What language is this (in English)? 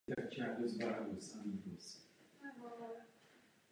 Czech